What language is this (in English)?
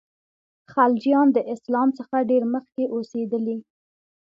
Pashto